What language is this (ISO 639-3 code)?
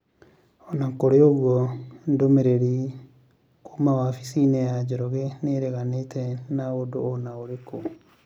kik